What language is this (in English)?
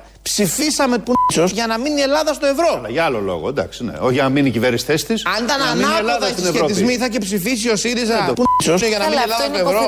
Greek